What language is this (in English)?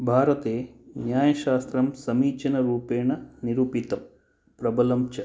Sanskrit